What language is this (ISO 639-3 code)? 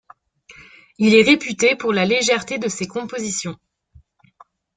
fra